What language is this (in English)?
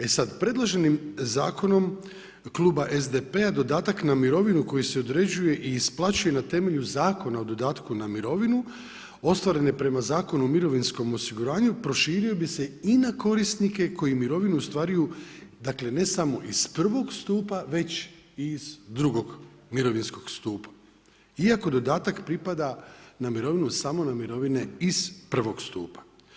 Croatian